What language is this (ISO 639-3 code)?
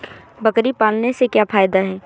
hin